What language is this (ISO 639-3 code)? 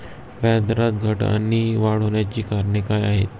mar